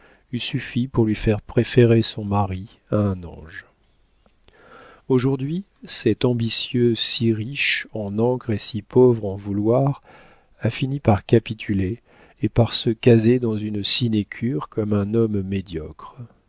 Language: French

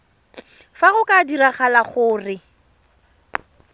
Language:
Tswana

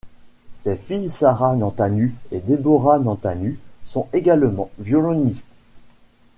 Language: French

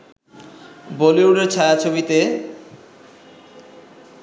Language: Bangla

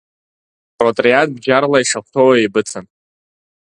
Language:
Abkhazian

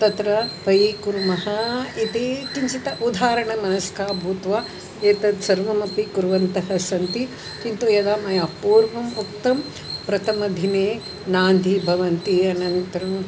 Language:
Sanskrit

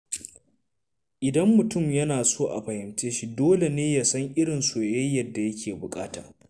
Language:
Hausa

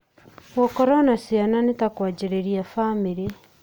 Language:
Kikuyu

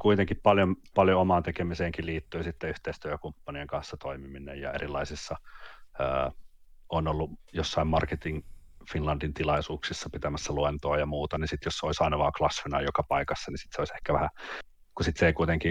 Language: Finnish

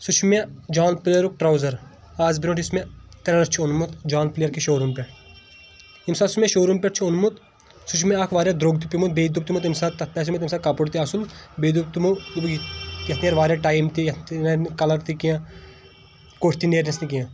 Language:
Kashmiri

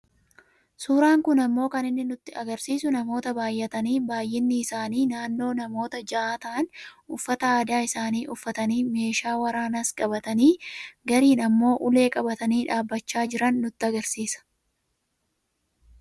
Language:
Oromo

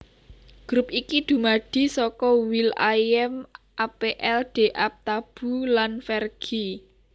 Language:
Javanese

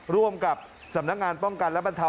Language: Thai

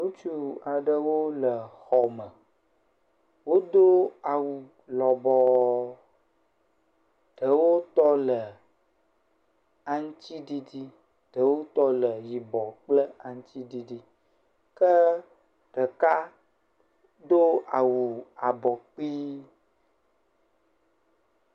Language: Ewe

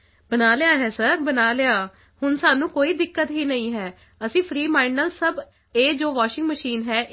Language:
Punjabi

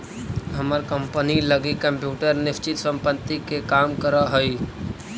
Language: Magahi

